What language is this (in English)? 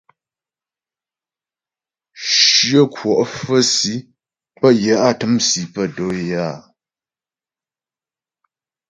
Ghomala